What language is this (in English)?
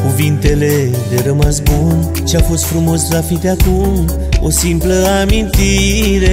Romanian